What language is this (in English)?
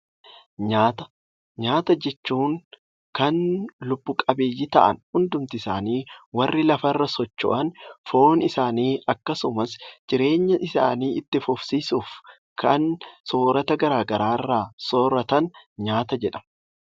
Oromo